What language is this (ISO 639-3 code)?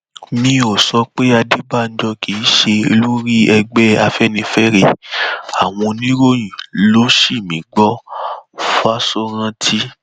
yor